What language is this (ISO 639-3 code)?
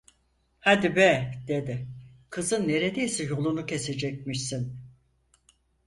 tur